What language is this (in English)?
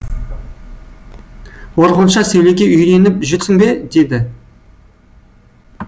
Kazakh